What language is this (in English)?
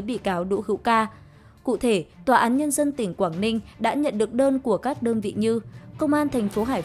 Vietnamese